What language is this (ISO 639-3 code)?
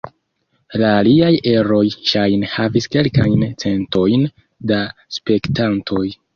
epo